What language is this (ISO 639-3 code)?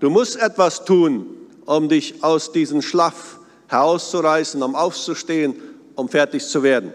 deu